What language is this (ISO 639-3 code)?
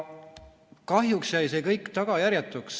est